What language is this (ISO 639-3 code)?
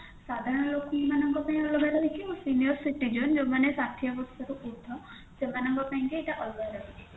ori